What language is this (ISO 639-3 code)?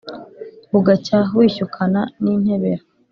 kin